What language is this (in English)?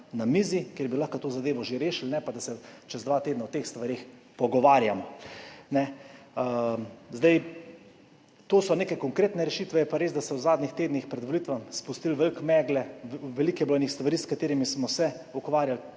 Slovenian